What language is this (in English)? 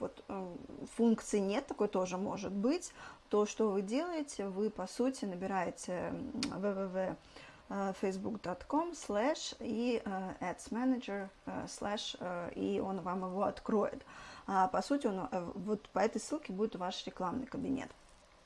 Russian